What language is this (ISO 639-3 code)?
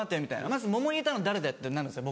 jpn